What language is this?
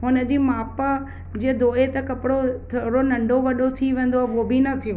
Sindhi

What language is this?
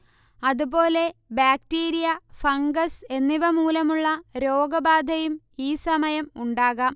Malayalam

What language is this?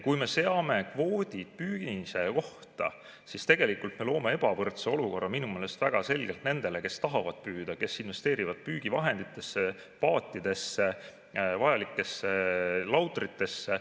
Estonian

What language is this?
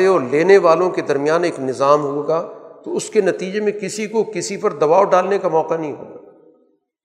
Urdu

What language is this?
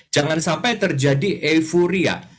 Indonesian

